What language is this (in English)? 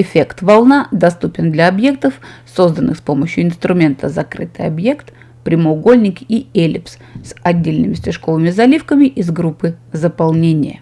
Russian